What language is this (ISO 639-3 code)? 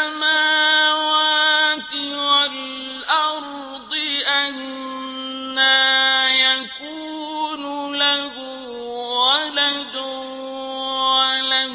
ara